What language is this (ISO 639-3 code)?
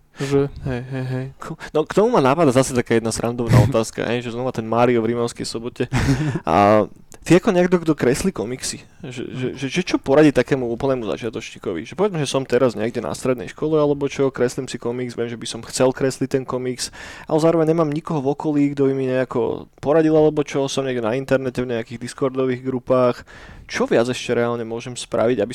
slk